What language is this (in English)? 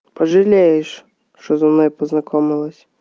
Russian